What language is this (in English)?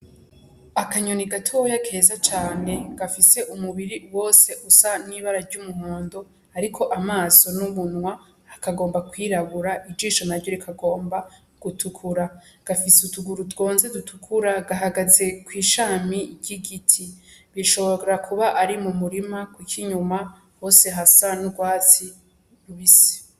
Rundi